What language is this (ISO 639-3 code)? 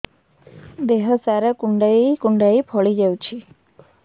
ori